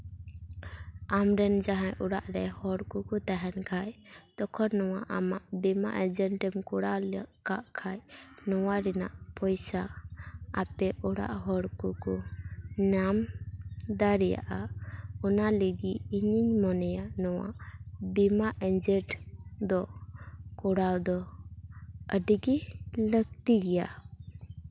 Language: Santali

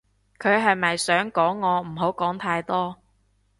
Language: Cantonese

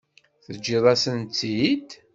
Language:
Kabyle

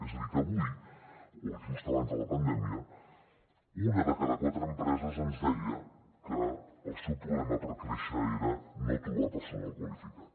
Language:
Catalan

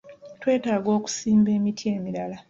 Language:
Ganda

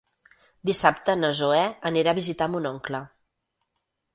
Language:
Catalan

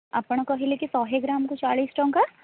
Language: Odia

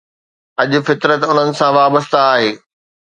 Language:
Sindhi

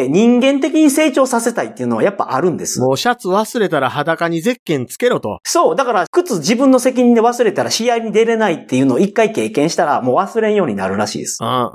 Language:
Japanese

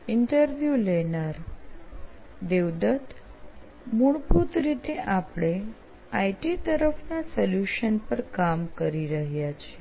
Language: Gujarati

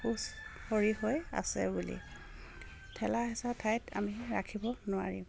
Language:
Assamese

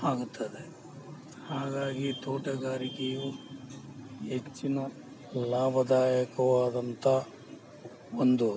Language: Kannada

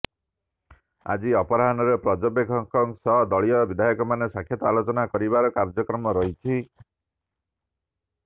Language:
Odia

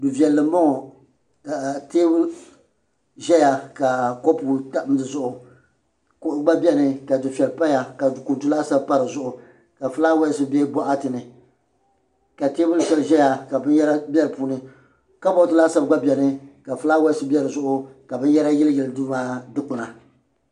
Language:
Dagbani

